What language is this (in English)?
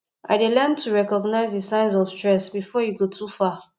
Nigerian Pidgin